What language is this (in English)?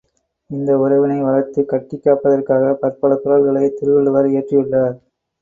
Tamil